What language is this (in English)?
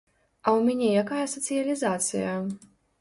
Belarusian